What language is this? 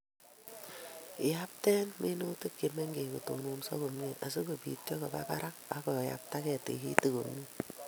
Kalenjin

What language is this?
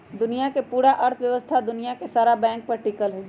Magahi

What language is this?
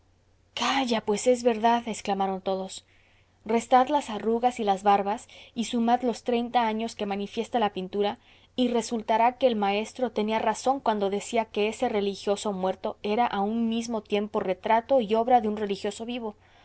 Spanish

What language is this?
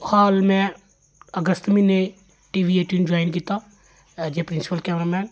Dogri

